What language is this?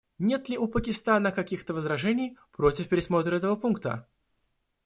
Russian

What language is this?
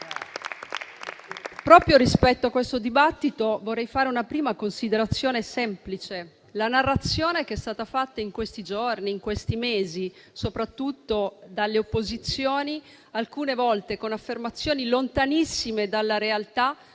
Italian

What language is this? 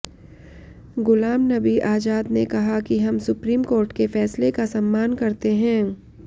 Hindi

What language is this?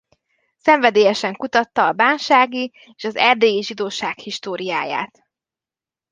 Hungarian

